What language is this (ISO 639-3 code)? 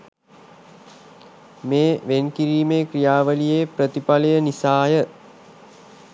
sin